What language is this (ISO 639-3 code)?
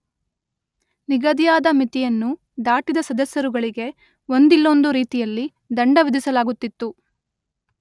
kan